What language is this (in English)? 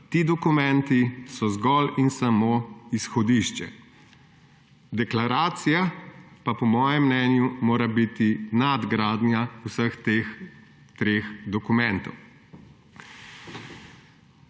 Slovenian